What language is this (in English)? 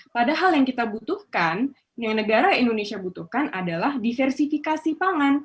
Indonesian